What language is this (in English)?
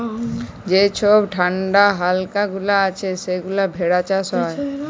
Bangla